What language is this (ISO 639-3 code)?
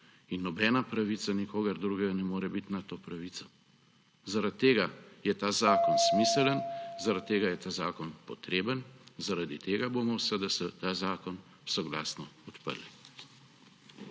slv